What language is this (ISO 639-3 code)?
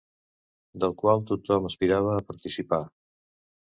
cat